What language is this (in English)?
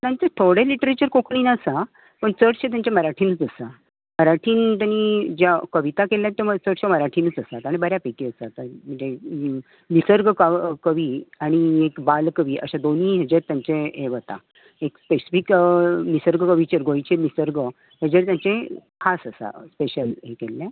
Konkani